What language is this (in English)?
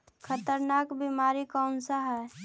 Magahi